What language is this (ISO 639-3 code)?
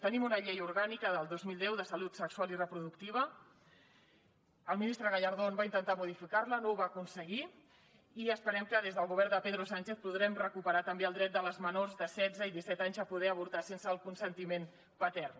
cat